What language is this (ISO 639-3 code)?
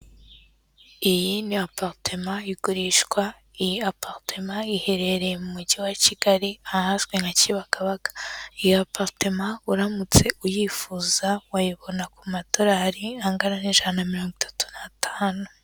kin